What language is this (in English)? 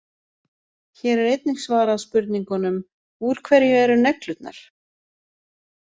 Icelandic